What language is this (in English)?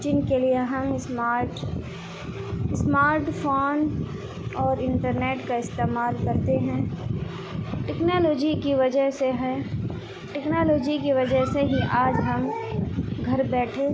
Urdu